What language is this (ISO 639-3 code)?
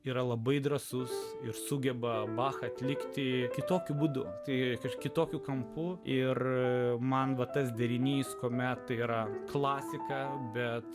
lit